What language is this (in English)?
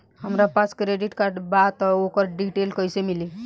Bhojpuri